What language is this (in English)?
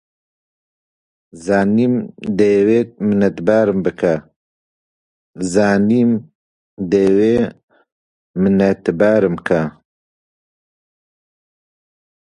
Central Kurdish